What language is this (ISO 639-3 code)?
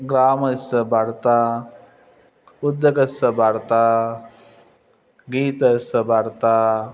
san